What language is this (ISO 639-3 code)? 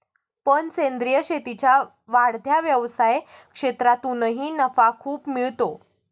mar